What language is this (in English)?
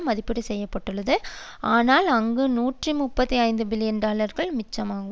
Tamil